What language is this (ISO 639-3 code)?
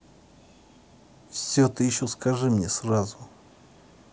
rus